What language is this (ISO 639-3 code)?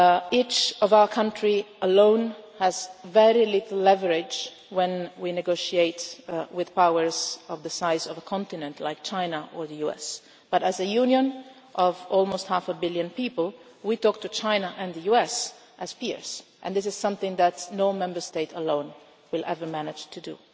eng